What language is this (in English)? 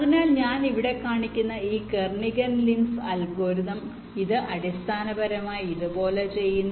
Malayalam